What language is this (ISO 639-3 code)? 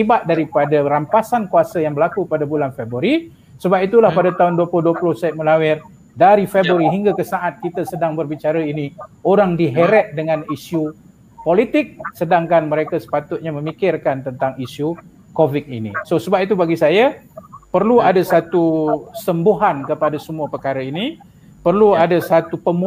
msa